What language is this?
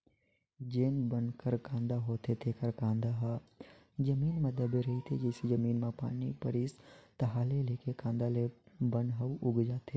Chhattisgarhi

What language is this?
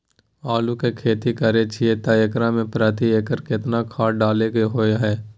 Maithili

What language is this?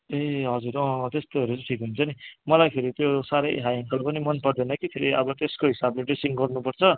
Nepali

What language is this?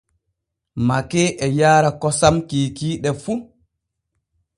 Borgu Fulfulde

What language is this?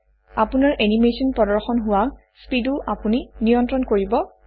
Assamese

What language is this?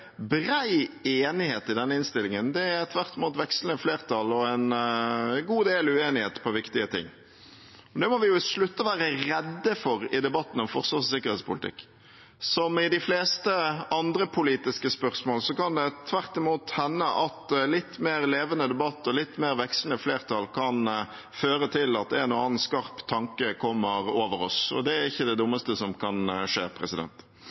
Norwegian Bokmål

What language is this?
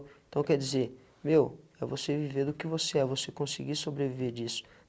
Portuguese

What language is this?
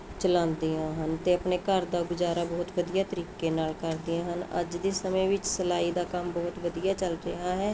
Punjabi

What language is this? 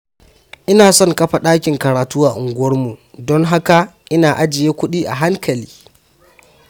Hausa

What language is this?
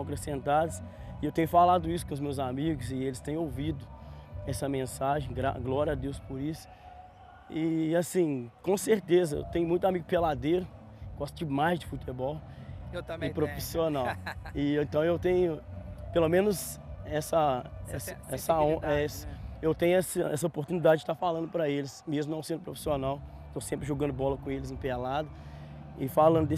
Portuguese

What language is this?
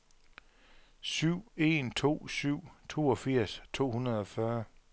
Danish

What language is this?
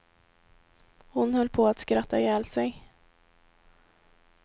Swedish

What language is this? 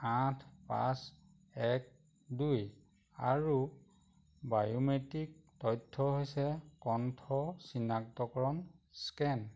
Assamese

